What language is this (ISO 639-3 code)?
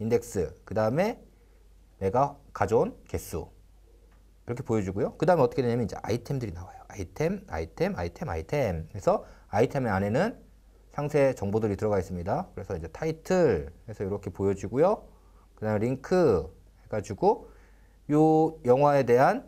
kor